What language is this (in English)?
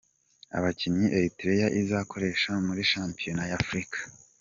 Kinyarwanda